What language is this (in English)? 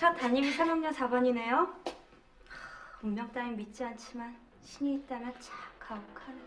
Korean